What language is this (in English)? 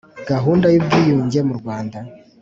Kinyarwanda